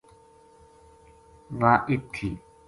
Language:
Gujari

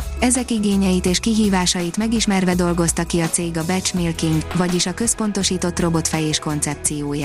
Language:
Hungarian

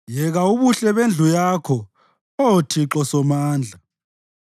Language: North Ndebele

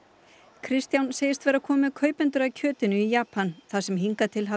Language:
Icelandic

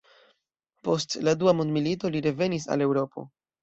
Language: Esperanto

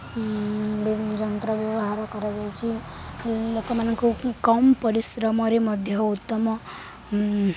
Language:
Odia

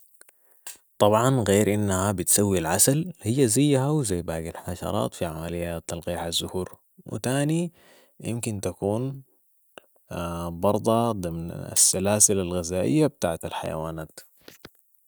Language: Sudanese Arabic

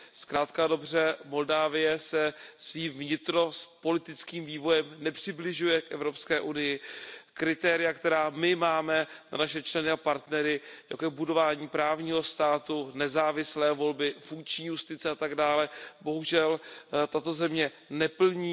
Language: Czech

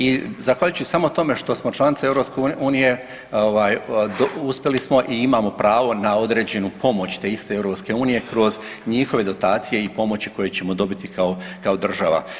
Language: Croatian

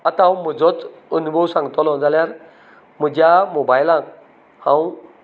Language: Konkani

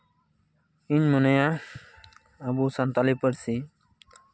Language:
Santali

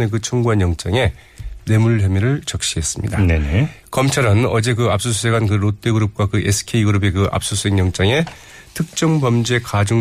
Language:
Korean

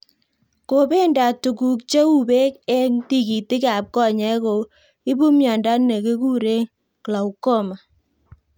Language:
Kalenjin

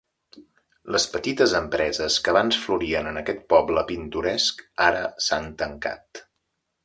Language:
Catalan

